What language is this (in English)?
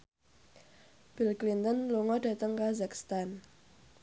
Javanese